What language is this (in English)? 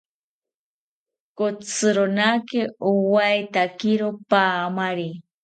South Ucayali Ashéninka